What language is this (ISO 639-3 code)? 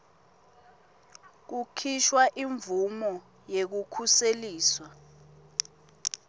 ssw